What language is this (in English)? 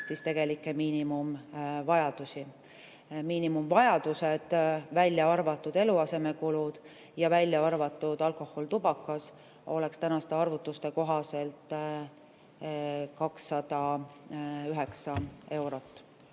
Estonian